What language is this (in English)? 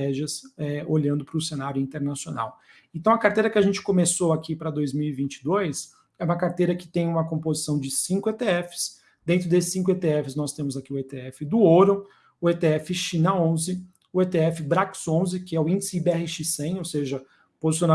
Portuguese